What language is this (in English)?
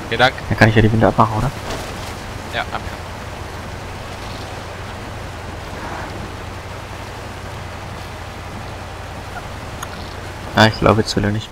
German